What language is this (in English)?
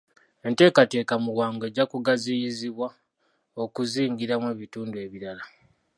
Ganda